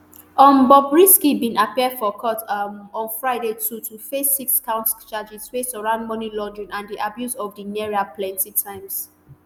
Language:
Nigerian Pidgin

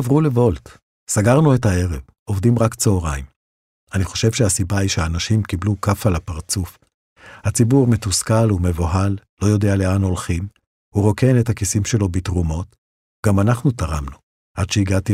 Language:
Hebrew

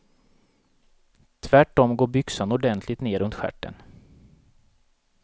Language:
Swedish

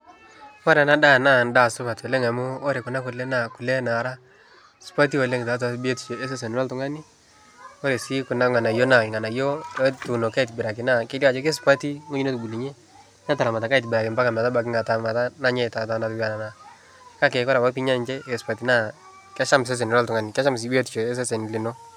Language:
Masai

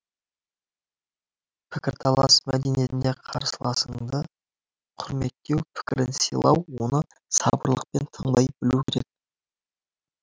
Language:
Kazakh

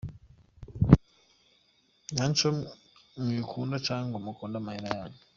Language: Kinyarwanda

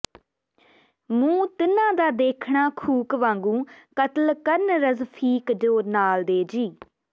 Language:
Punjabi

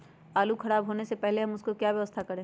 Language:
Magahi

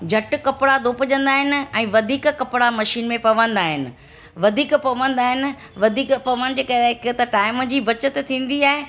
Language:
Sindhi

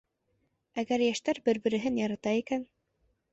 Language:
Bashkir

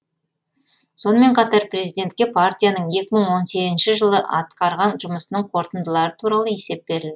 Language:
Kazakh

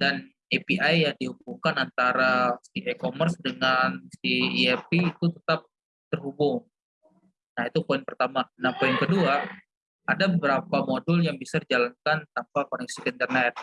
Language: Indonesian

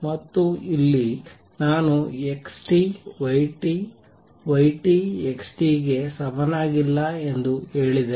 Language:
Kannada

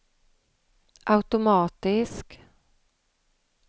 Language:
Swedish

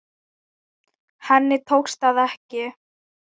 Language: Icelandic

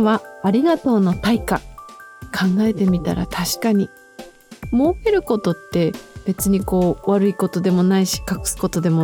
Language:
Japanese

